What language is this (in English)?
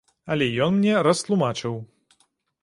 Belarusian